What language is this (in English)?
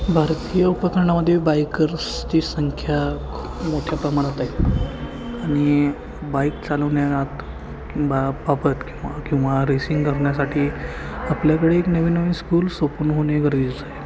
Marathi